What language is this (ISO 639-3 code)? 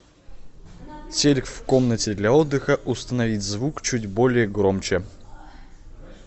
rus